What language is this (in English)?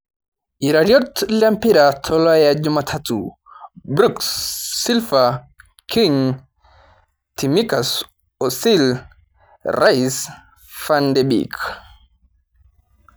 Masai